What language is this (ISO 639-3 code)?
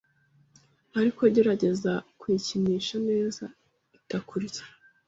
kin